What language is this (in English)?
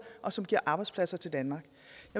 Danish